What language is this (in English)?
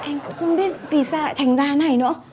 Vietnamese